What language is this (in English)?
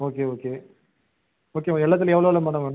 Tamil